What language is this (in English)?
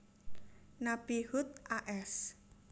Javanese